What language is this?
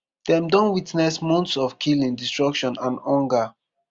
Nigerian Pidgin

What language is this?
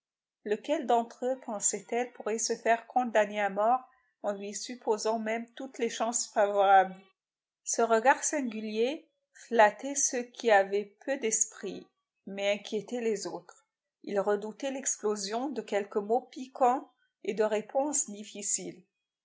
French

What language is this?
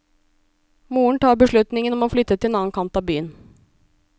Norwegian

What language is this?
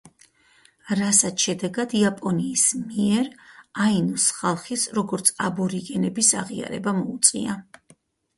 Georgian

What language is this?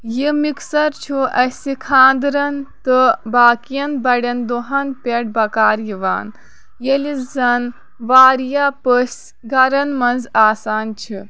Kashmiri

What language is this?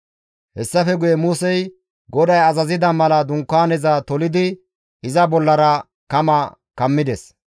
Gamo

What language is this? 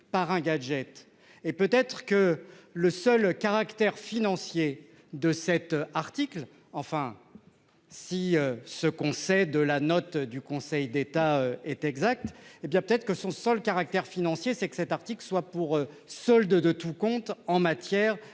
French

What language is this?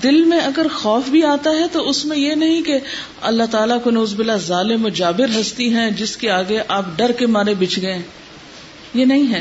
Urdu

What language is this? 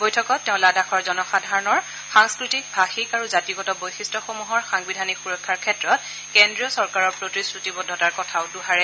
Assamese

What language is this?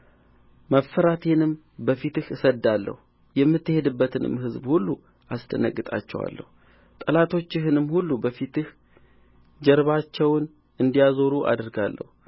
Amharic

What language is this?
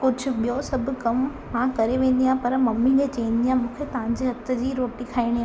Sindhi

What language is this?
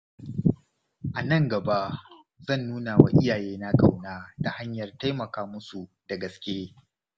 Hausa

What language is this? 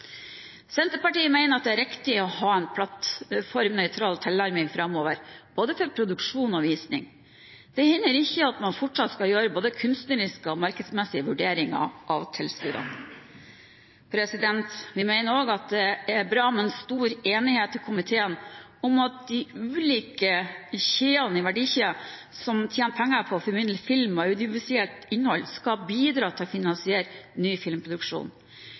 Norwegian Bokmål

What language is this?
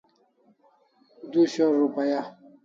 Kalasha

